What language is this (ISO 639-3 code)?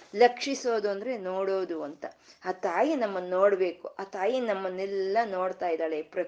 kan